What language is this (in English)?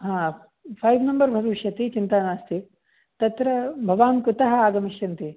Sanskrit